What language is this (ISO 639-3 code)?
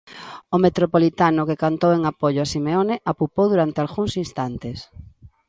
glg